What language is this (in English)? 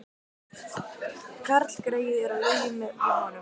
Icelandic